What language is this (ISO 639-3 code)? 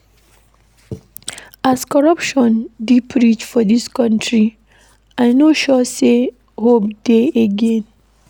pcm